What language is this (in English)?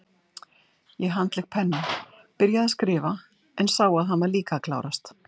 Icelandic